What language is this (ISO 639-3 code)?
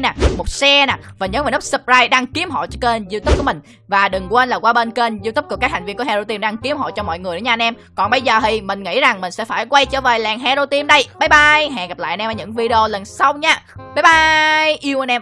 vie